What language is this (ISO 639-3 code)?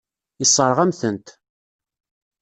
kab